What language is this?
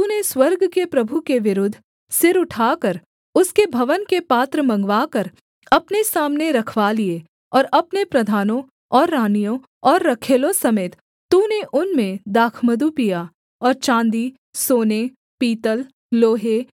Hindi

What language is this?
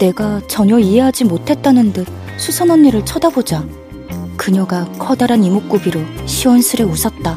Korean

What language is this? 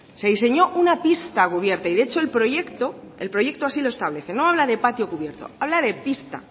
Spanish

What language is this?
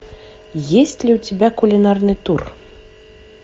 Russian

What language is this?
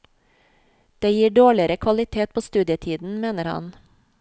Norwegian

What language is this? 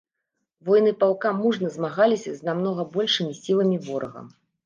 Belarusian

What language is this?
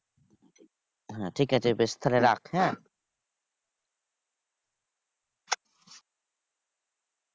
Bangla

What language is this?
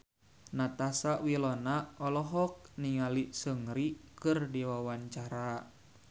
Sundanese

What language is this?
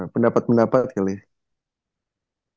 Indonesian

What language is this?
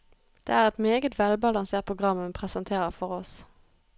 Norwegian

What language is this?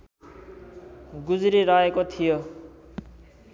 Nepali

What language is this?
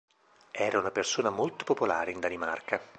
Italian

